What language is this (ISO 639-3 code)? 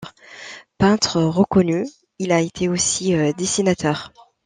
fra